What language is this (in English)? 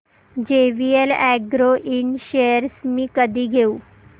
Marathi